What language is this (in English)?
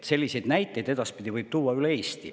Estonian